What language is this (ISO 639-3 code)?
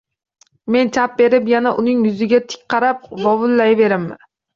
uzb